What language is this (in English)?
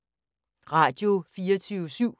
Danish